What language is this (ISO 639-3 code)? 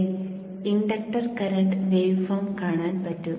mal